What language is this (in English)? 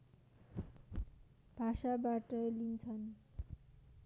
Nepali